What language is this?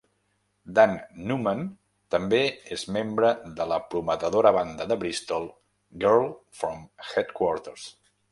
Catalan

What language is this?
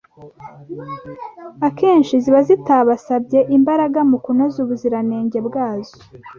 Kinyarwanda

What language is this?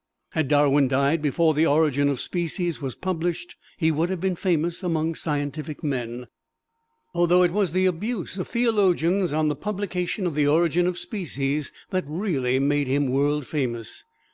English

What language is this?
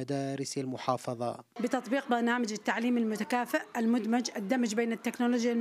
Arabic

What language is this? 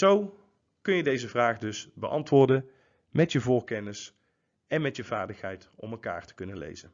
Dutch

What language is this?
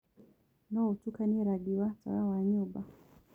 Kikuyu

